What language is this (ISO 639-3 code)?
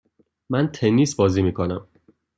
fas